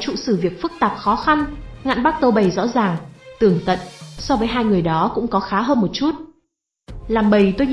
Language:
Vietnamese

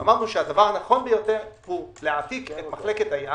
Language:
Hebrew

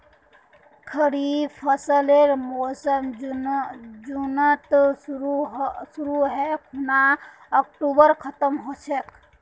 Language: Magahi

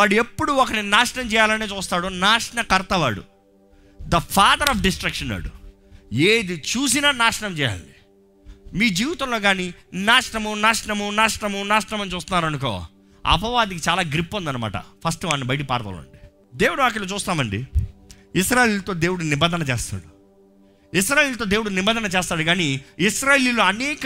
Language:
Telugu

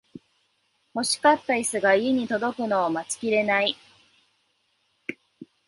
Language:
Japanese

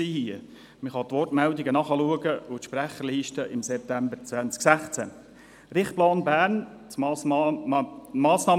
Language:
Swiss German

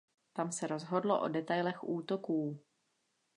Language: Czech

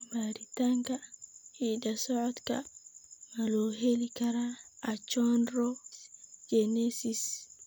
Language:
Somali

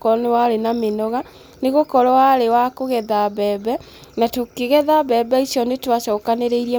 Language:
Kikuyu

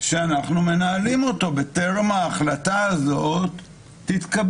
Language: Hebrew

